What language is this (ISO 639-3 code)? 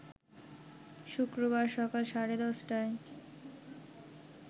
ben